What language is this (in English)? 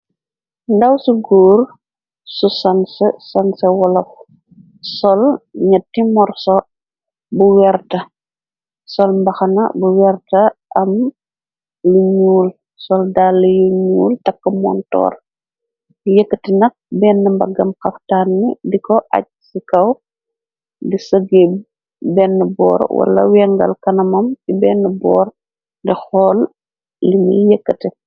Wolof